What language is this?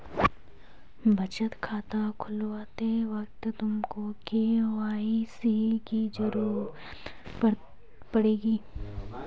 Hindi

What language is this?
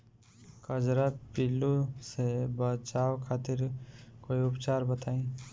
Bhojpuri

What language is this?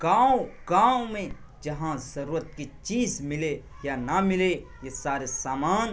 Urdu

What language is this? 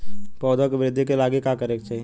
Bhojpuri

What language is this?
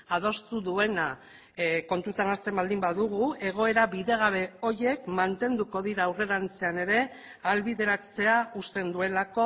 Basque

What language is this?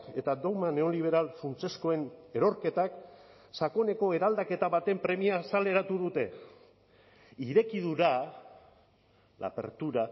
Basque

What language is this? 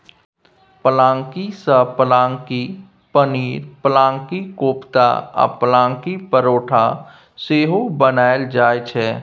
Maithili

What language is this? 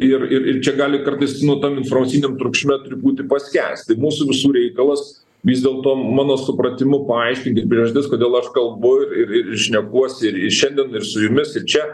Lithuanian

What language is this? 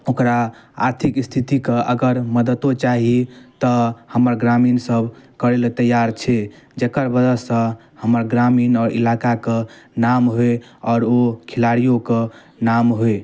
Maithili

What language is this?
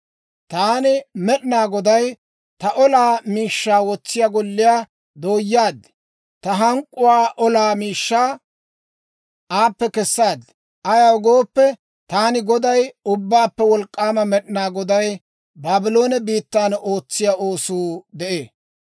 Dawro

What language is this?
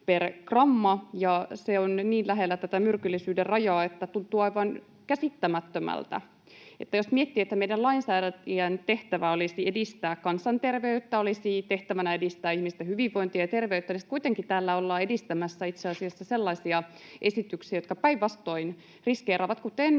Finnish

